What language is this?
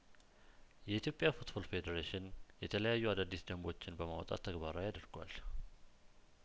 Amharic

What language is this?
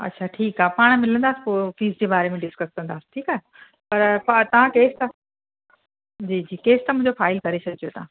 Sindhi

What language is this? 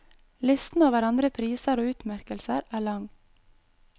Norwegian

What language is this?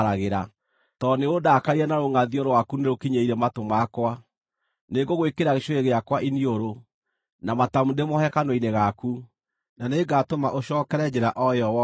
Kikuyu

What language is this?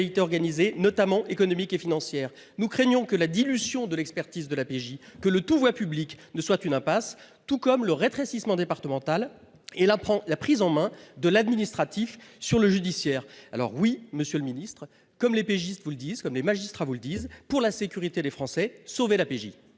French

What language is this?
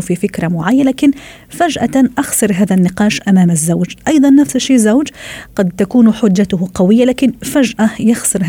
Arabic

